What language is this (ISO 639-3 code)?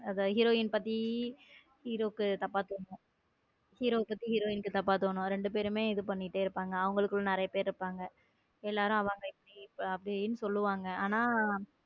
tam